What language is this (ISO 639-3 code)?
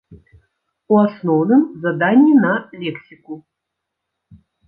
bel